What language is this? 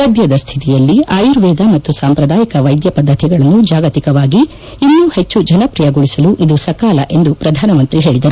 Kannada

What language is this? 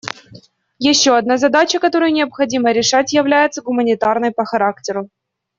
Russian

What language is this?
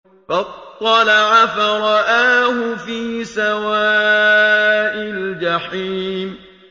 Arabic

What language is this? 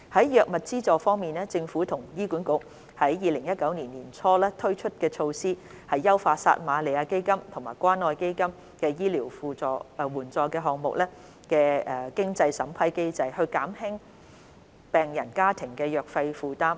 Cantonese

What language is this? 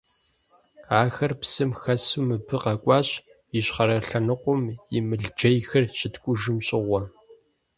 Kabardian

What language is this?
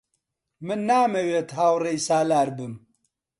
Central Kurdish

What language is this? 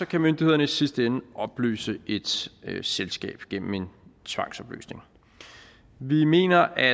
Danish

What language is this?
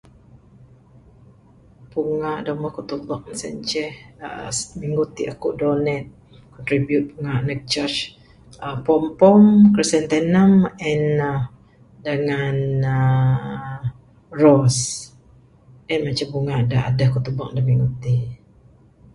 Bukar-Sadung Bidayuh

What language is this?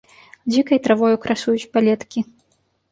Belarusian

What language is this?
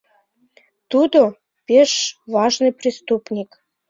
Mari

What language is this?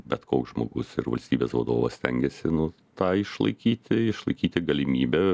Lithuanian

